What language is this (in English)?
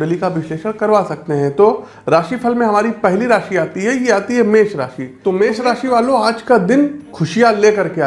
Hindi